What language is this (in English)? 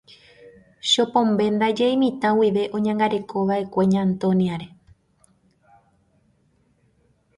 Guarani